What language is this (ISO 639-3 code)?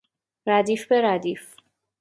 fas